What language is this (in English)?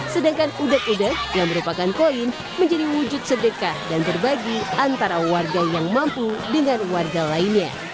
Indonesian